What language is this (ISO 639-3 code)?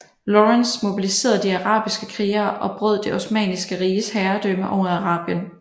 dan